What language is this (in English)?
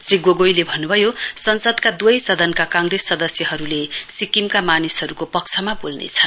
Nepali